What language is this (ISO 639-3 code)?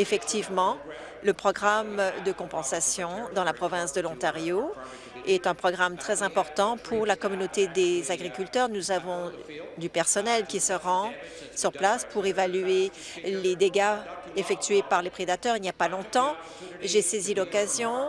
fra